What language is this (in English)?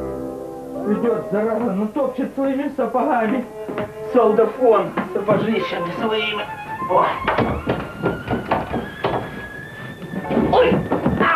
Russian